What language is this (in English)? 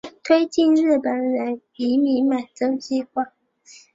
Chinese